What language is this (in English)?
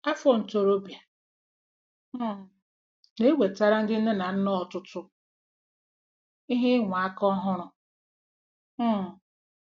Igbo